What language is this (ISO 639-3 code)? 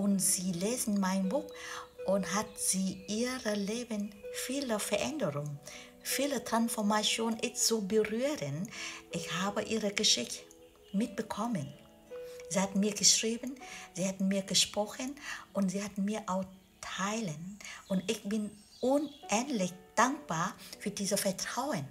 deu